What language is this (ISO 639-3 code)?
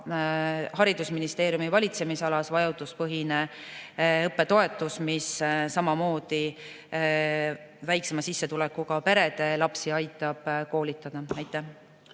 est